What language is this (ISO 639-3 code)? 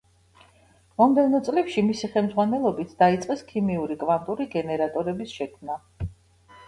kat